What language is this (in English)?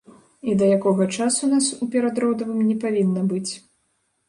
Belarusian